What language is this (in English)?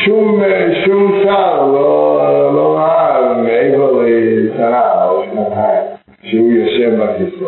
Hebrew